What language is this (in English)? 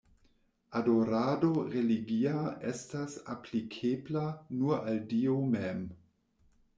Esperanto